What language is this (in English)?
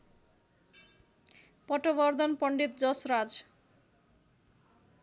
Nepali